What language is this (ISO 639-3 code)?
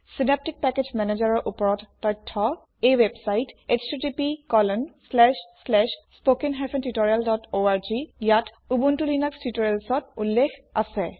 asm